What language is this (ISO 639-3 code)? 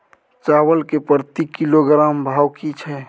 mai